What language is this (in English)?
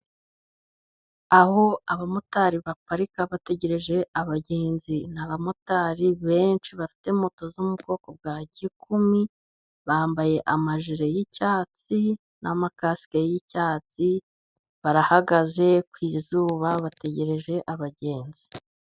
Kinyarwanda